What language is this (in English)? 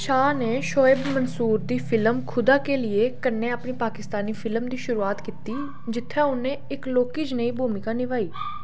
Dogri